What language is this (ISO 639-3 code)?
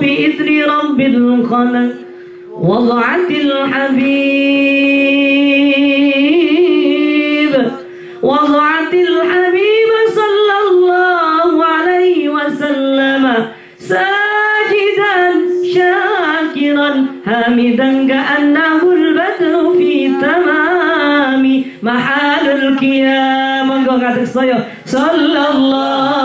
ara